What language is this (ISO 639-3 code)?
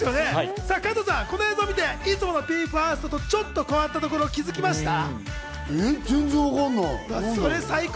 jpn